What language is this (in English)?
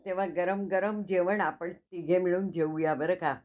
Marathi